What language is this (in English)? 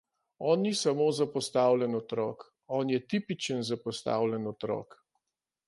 Slovenian